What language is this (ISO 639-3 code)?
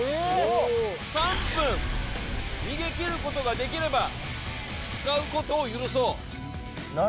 jpn